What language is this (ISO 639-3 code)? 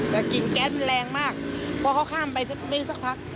tha